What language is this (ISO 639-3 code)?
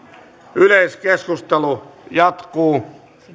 fin